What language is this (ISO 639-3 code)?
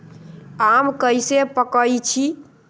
mag